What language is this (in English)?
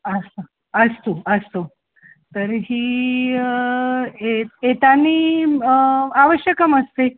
Sanskrit